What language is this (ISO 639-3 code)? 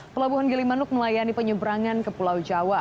ind